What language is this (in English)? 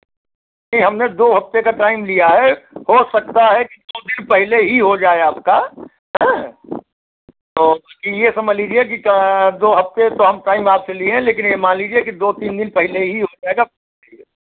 Hindi